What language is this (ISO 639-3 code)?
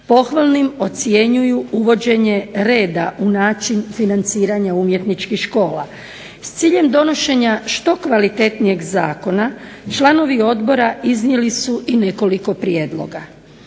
hrv